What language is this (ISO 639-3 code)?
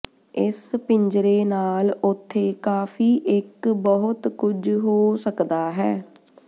pan